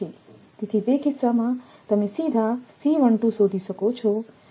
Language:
Gujarati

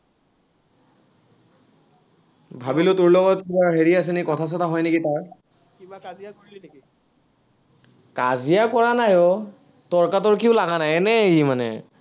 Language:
Assamese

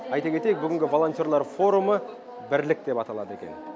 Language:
Kazakh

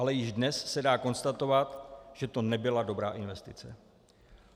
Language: Czech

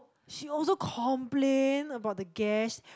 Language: English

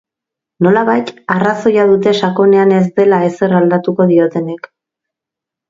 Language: Basque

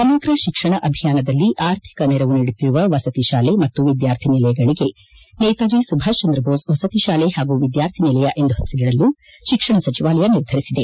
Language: Kannada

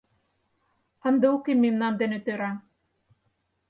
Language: Mari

